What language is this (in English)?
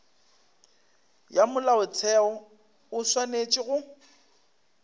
Northern Sotho